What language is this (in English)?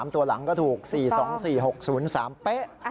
Thai